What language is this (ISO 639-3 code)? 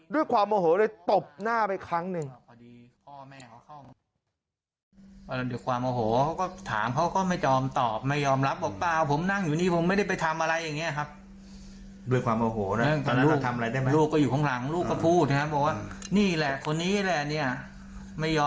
tha